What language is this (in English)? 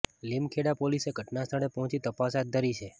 Gujarati